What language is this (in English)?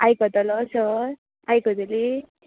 Konkani